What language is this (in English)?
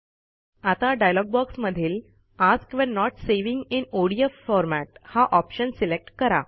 Marathi